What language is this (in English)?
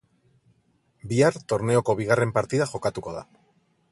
Basque